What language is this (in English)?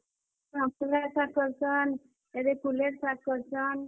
Odia